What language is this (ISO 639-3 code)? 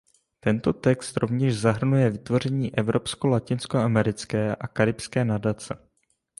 ces